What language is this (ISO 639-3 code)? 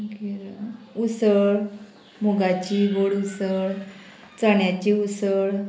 kok